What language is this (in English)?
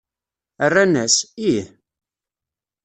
Kabyle